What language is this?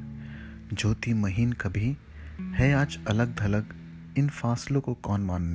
Hindi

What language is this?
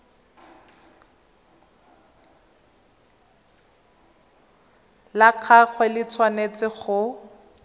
Tswana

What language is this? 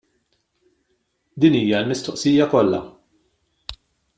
Maltese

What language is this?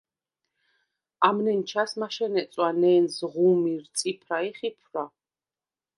Svan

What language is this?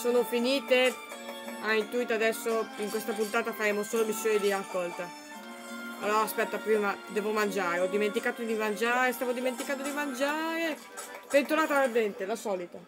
Italian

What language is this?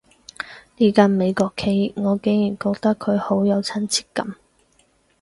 Cantonese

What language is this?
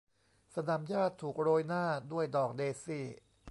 Thai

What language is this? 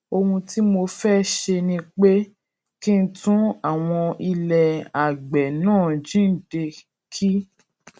Yoruba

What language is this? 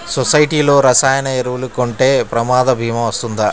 Telugu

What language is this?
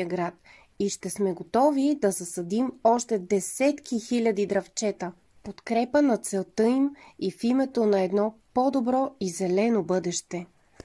Bulgarian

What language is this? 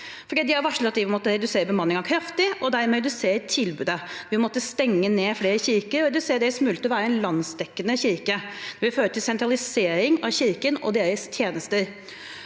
Norwegian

